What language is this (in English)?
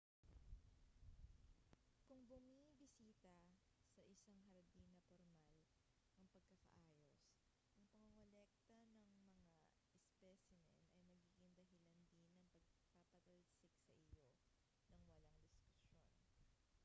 Filipino